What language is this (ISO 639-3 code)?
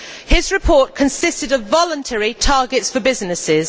eng